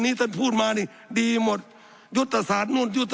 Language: Thai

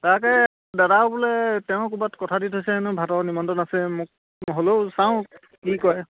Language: Assamese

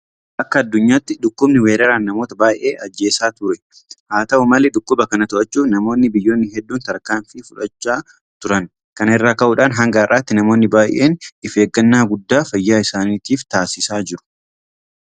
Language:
Oromo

